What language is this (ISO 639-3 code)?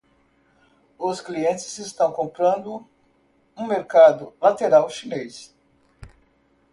por